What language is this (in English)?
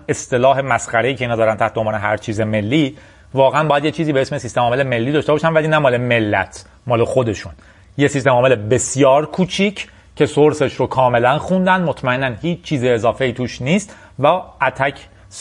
Persian